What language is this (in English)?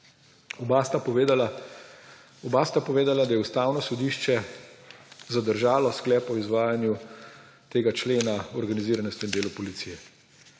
Slovenian